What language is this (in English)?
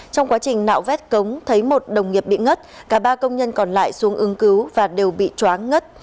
Vietnamese